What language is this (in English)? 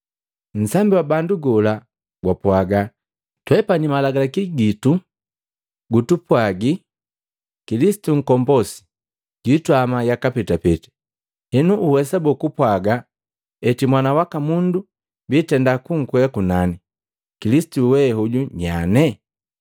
Matengo